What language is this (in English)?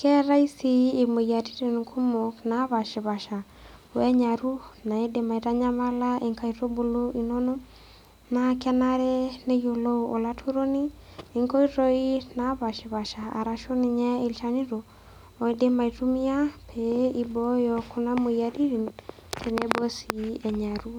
Masai